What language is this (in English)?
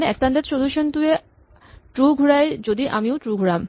Assamese